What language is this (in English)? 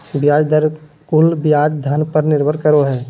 Magahi